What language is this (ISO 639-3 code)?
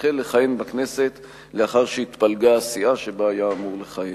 heb